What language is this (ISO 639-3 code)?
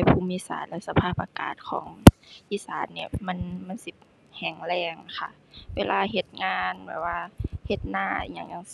tha